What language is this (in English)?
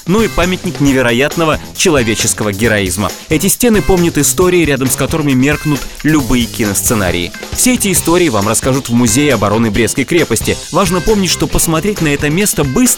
Russian